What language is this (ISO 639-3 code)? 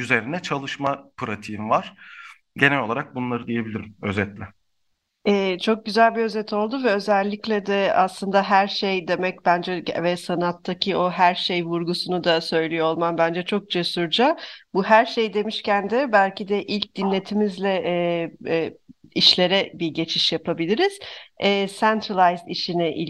tur